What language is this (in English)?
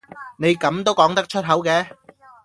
Cantonese